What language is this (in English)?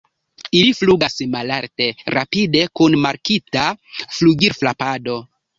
Esperanto